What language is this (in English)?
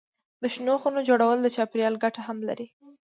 Pashto